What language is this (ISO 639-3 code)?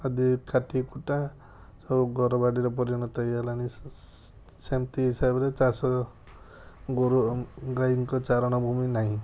ori